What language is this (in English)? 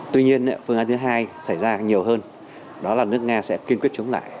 Vietnamese